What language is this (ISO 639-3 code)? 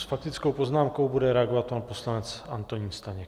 ces